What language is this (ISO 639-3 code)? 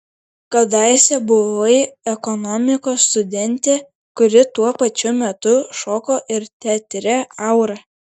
lit